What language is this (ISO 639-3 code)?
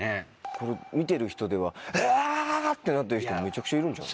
jpn